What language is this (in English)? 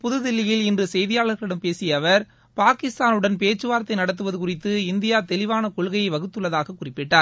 Tamil